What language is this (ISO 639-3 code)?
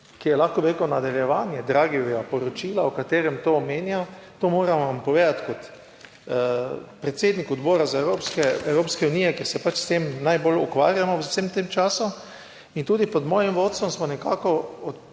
slv